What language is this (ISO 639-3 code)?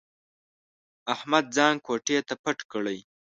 pus